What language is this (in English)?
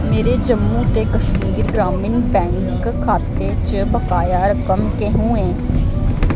Dogri